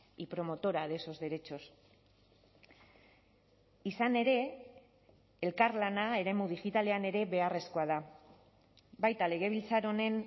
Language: Basque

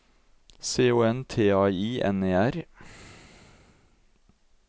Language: Norwegian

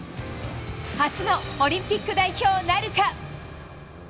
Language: Japanese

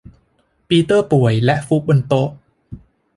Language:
Thai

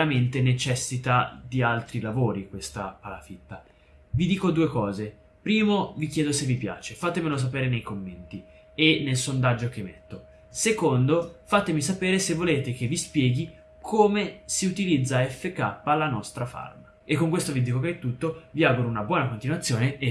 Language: Italian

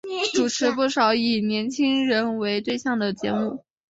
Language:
Chinese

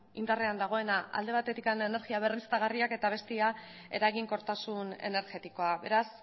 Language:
Basque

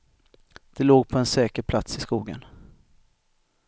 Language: Swedish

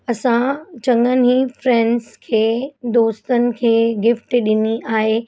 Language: Sindhi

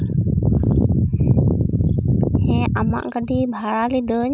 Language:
Santali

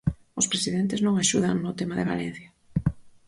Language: Galician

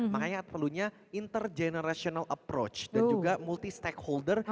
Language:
Indonesian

